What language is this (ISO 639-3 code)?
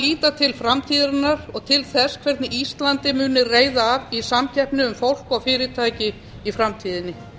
isl